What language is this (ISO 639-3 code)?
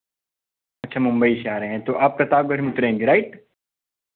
hin